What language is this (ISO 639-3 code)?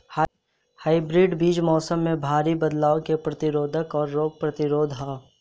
bho